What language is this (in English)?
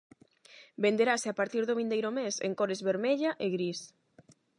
Galician